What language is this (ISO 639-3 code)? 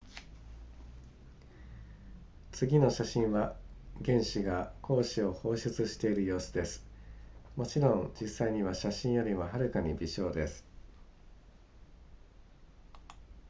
jpn